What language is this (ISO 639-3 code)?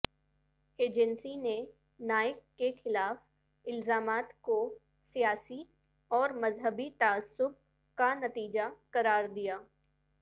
urd